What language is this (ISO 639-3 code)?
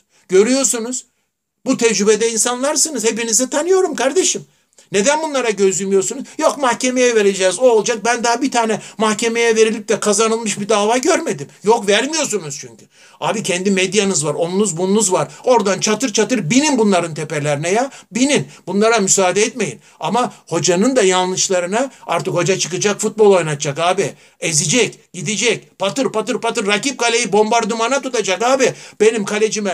tur